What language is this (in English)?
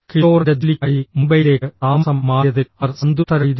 Malayalam